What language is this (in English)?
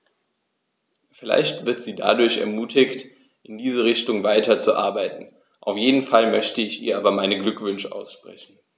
German